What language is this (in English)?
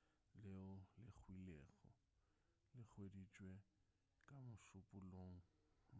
Northern Sotho